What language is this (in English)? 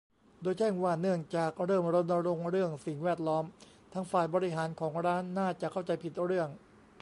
Thai